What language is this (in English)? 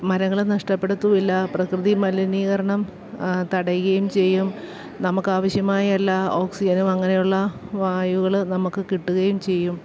Malayalam